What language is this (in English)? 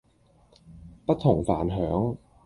Cantonese